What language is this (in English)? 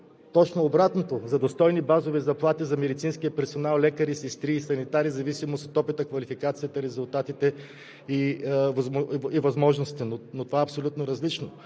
Bulgarian